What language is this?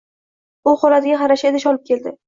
Uzbek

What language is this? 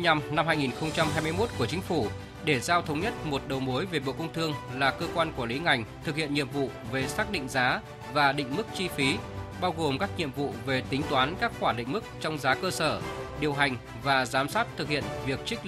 Vietnamese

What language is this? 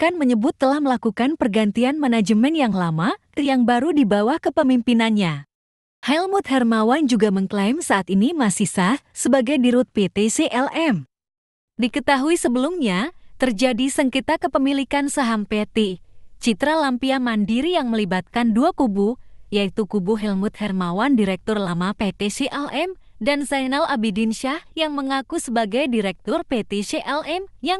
Indonesian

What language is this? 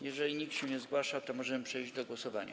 Polish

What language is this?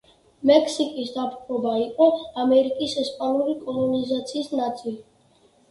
Georgian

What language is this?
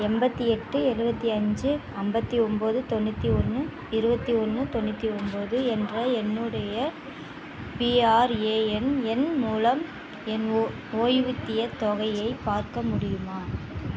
Tamil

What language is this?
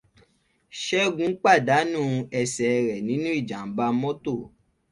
Yoruba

